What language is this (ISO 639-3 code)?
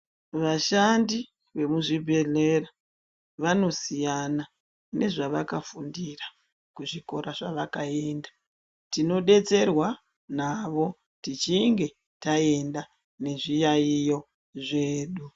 ndc